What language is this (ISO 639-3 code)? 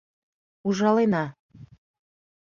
chm